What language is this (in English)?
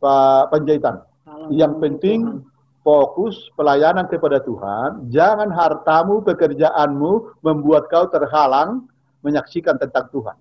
Indonesian